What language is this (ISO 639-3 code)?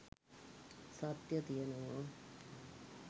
sin